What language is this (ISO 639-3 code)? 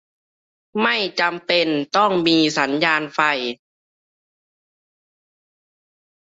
tha